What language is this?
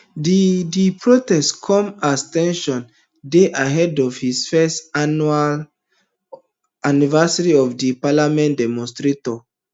Nigerian Pidgin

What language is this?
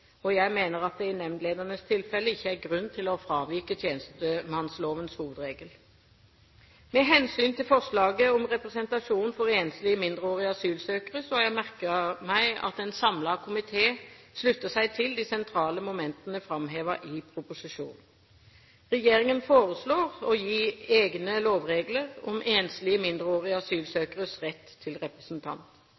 Norwegian Bokmål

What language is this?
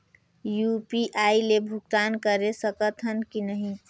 Chhattisgarhi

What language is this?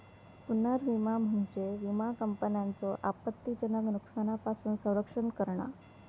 Marathi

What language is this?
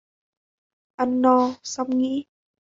Vietnamese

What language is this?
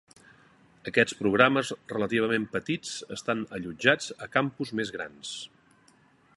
Catalan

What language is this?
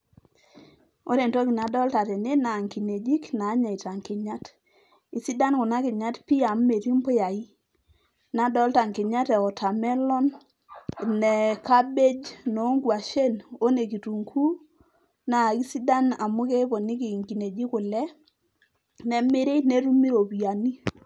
Masai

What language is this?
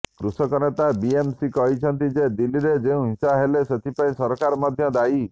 Odia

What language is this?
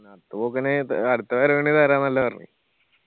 Malayalam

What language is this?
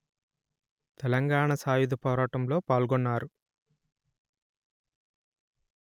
Telugu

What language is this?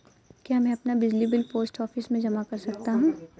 Hindi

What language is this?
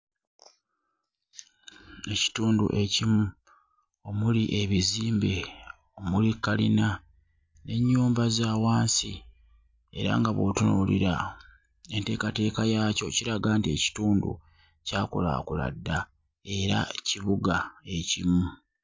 Ganda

